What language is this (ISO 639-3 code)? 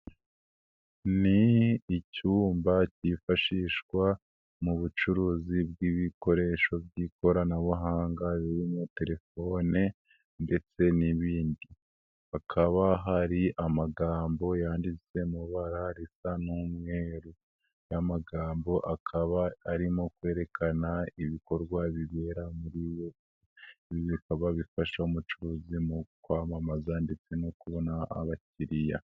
kin